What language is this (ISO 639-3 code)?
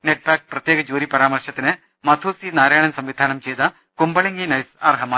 mal